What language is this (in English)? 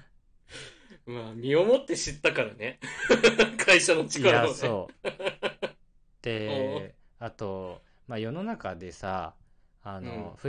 Japanese